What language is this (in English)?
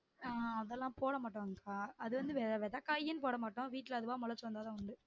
Tamil